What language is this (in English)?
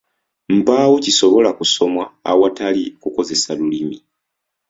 Ganda